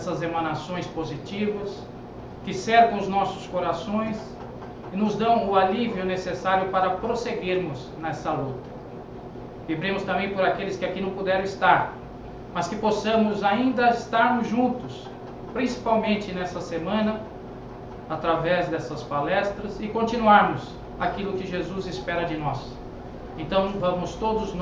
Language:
Portuguese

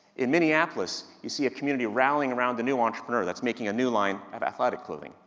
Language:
English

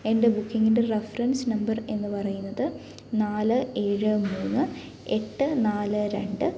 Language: Malayalam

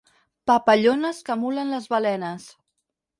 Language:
Catalan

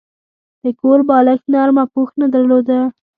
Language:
Pashto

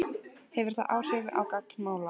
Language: Icelandic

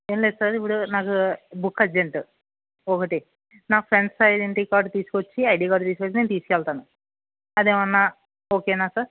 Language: Telugu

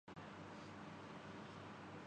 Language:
Urdu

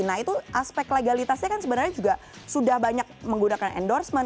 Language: Indonesian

